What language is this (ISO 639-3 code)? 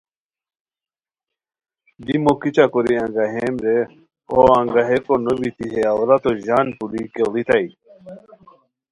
khw